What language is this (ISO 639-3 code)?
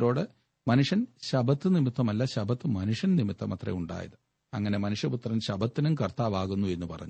mal